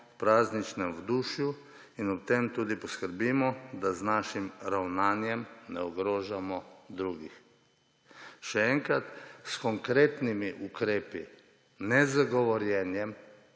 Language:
Slovenian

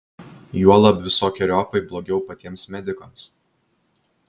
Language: Lithuanian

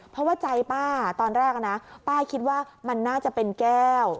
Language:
Thai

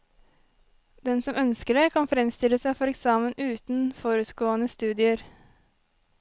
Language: Norwegian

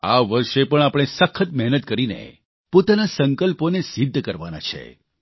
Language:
Gujarati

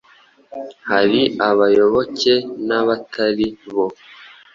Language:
Kinyarwanda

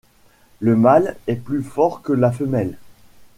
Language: French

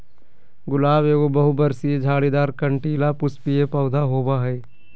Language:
Magahi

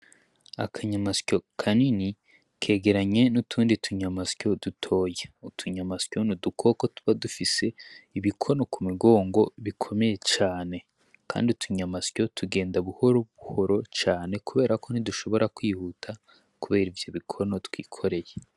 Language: Rundi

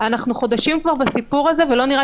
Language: Hebrew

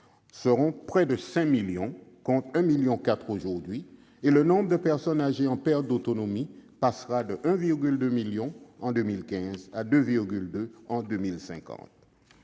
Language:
French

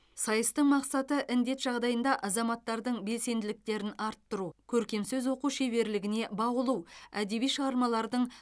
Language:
Kazakh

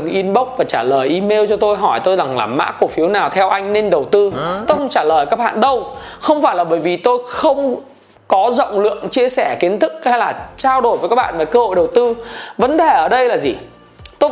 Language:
Vietnamese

